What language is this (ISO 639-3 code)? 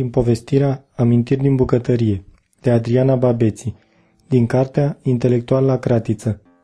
ron